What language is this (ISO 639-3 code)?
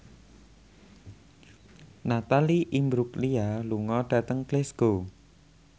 jav